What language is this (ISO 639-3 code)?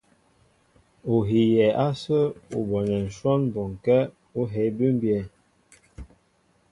mbo